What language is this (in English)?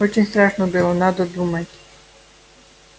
Russian